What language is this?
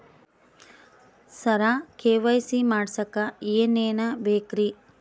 Kannada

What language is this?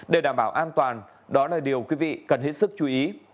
Vietnamese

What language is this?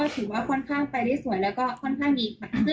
Thai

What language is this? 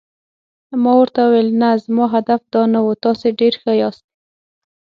Pashto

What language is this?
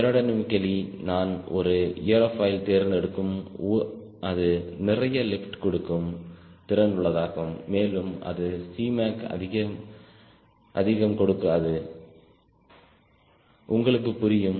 Tamil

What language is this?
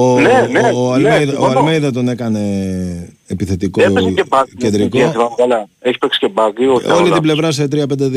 Greek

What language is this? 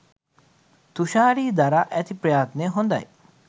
Sinhala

